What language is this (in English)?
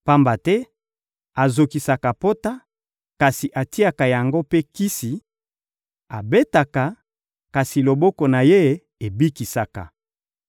Lingala